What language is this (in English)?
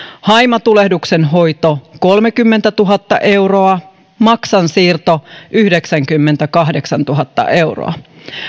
Finnish